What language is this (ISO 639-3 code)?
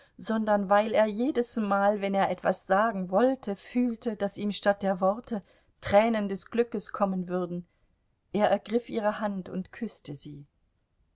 deu